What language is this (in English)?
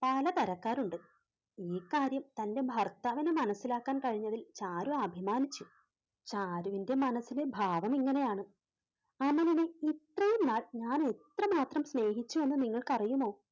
Malayalam